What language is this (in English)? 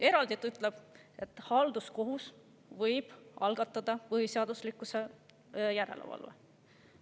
Estonian